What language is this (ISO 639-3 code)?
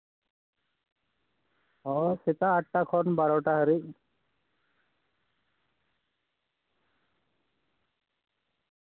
sat